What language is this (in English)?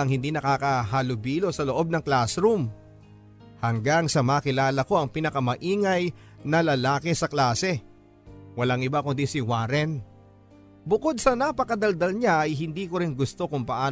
Filipino